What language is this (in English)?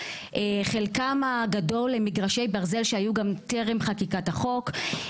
Hebrew